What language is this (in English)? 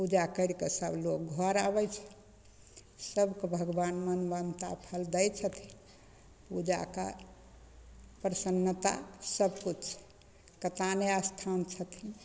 Maithili